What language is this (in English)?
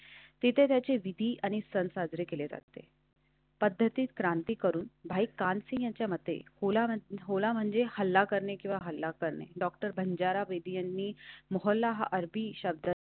Marathi